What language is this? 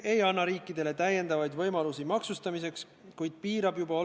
Estonian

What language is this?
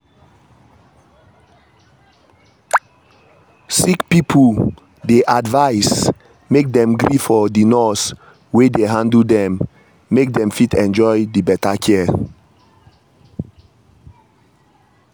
Nigerian Pidgin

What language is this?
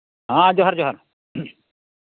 Santali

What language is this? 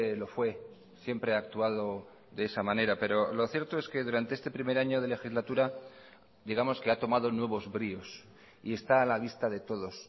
Spanish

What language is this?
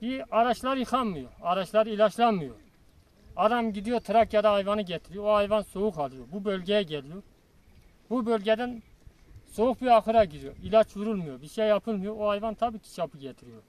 Turkish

